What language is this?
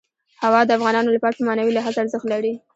Pashto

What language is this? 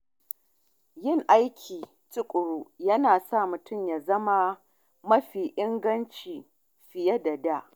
Hausa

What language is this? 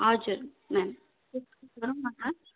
Nepali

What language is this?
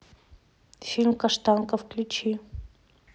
Russian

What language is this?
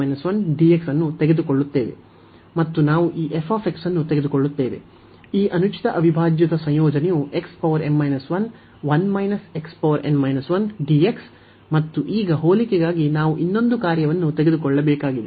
Kannada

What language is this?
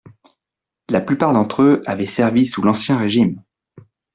French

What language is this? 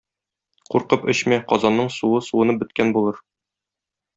Tatar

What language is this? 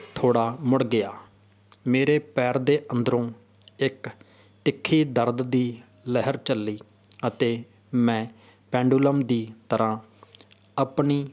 Punjabi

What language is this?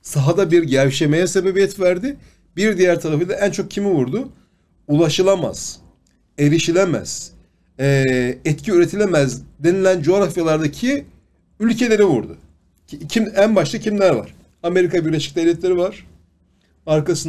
Turkish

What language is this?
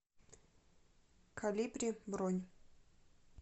Russian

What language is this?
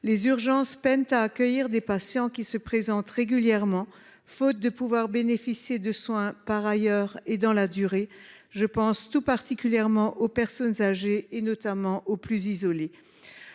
French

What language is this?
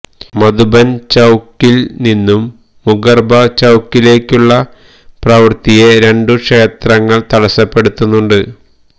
Malayalam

